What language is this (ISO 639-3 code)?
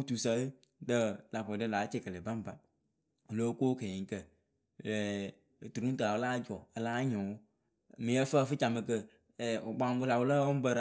keu